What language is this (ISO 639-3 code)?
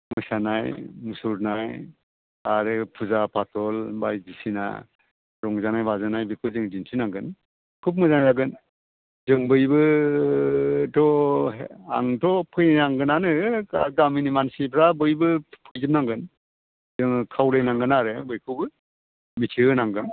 brx